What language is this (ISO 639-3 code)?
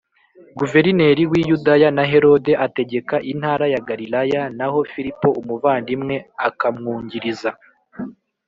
kin